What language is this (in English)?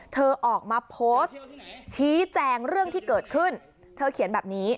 Thai